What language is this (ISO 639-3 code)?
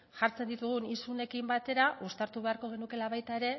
eus